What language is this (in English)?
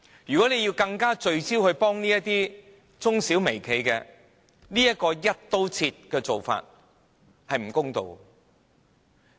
Cantonese